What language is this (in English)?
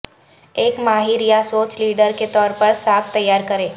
Urdu